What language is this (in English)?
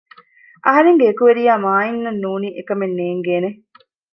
Divehi